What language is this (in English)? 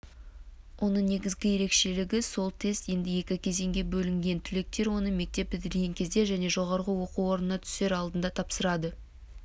Kazakh